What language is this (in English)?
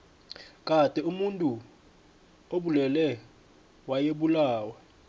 South Ndebele